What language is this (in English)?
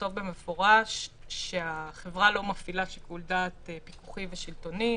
Hebrew